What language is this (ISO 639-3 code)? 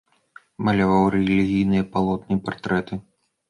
bel